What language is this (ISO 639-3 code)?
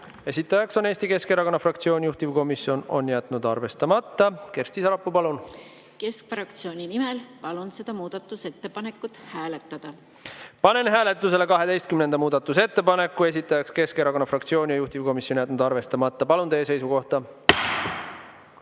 est